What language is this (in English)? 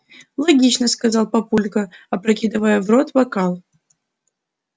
Russian